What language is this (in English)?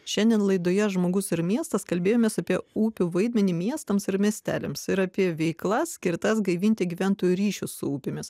Lithuanian